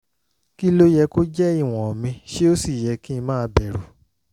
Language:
Yoruba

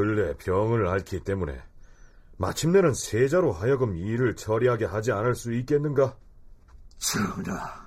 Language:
Korean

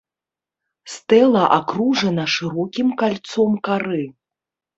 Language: Belarusian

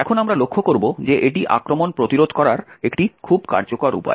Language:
Bangla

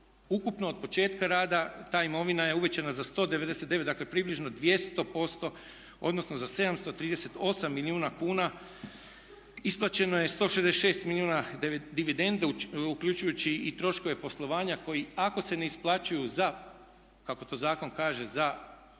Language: Croatian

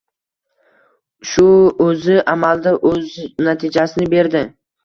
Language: Uzbek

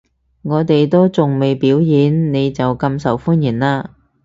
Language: Cantonese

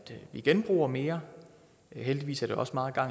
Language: Danish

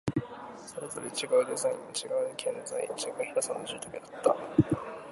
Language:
Japanese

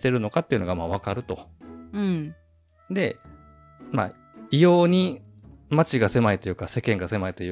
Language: Japanese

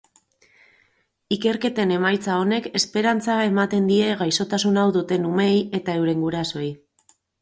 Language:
Basque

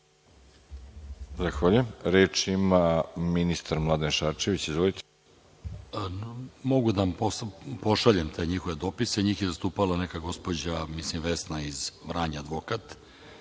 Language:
Serbian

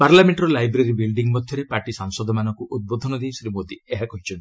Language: Odia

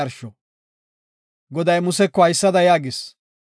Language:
Gofa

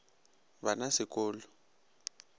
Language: Northern Sotho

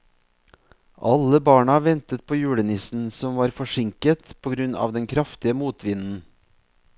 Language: Norwegian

